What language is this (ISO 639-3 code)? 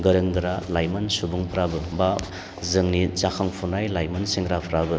brx